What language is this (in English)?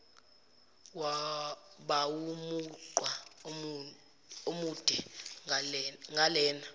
Zulu